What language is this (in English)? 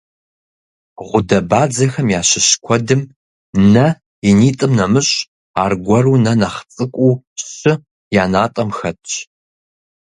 Kabardian